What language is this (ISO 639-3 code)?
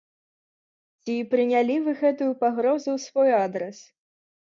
bel